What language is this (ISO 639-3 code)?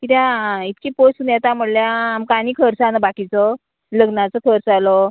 kok